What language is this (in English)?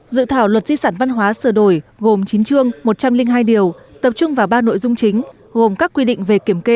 Vietnamese